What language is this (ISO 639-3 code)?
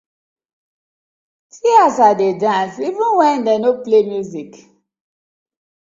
pcm